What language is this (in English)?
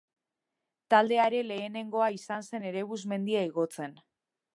Basque